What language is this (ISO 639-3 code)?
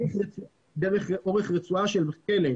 heb